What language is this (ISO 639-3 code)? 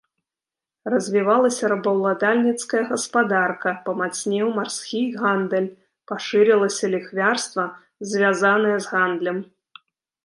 bel